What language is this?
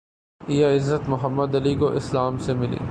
Urdu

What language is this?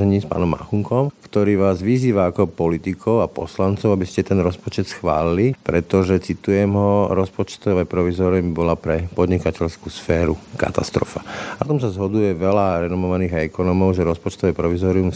Slovak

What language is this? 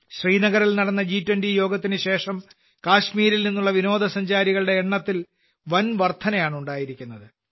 Malayalam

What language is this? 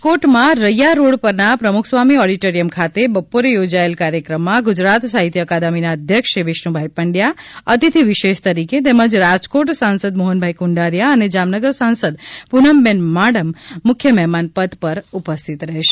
Gujarati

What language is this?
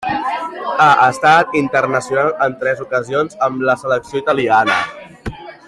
Catalan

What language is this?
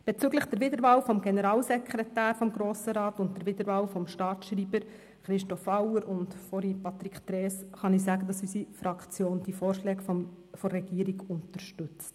Swiss German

